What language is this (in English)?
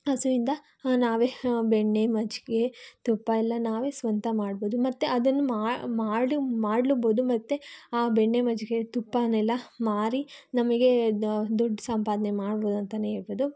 Kannada